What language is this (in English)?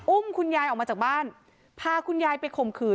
Thai